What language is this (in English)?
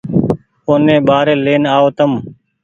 Goaria